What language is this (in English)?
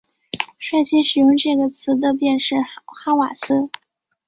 Chinese